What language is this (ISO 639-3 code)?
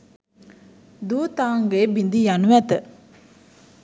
sin